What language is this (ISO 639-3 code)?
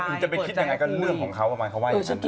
tha